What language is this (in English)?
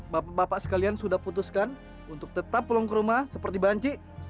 Indonesian